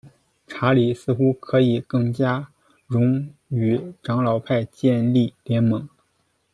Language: Chinese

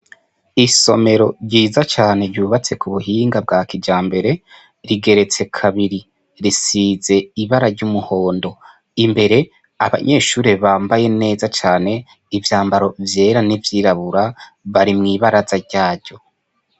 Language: Rundi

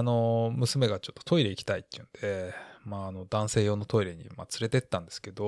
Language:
Japanese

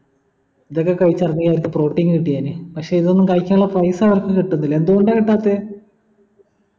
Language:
Malayalam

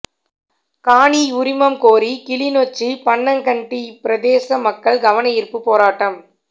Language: Tamil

